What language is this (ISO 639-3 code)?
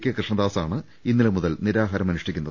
mal